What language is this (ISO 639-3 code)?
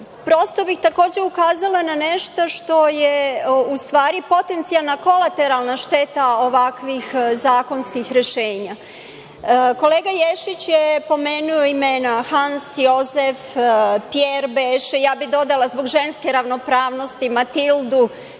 srp